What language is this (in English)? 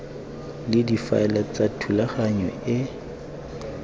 Tswana